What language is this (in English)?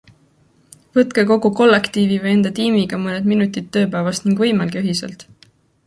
Estonian